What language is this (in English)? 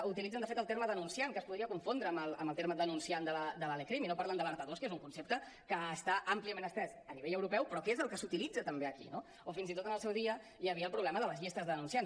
Catalan